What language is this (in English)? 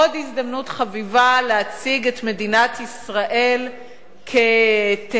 Hebrew